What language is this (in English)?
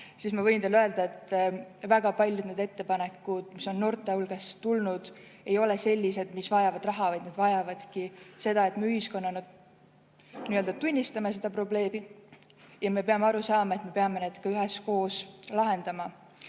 Estonian